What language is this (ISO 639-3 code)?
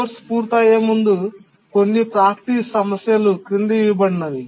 tel